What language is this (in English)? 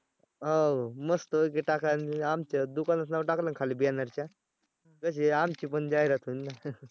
Marathi